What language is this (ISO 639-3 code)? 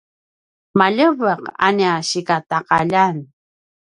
pwn